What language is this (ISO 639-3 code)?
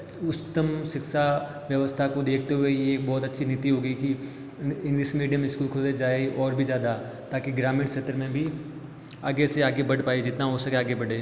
hin